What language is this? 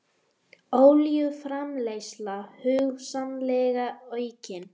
Icelandic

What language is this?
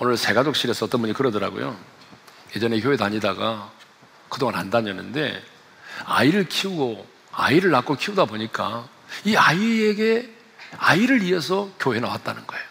Korean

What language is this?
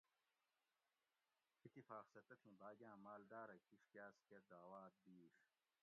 Gawri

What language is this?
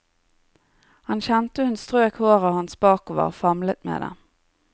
Norwegian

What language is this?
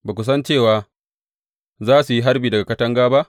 Hausa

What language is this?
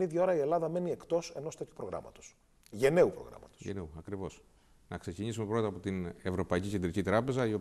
Greek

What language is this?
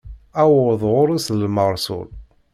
Kabyle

